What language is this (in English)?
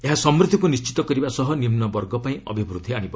Odia